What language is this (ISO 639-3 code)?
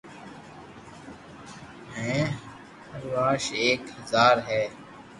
lrk